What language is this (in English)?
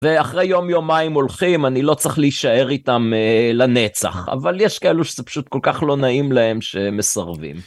Hebrew